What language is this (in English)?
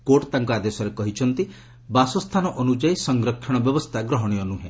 Odia